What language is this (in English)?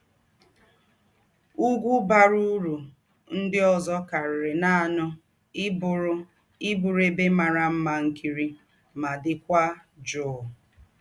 Igbo